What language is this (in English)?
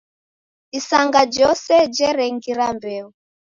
Taita